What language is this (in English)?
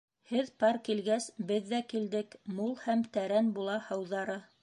Bashkir